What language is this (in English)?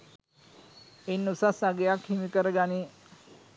Sinhala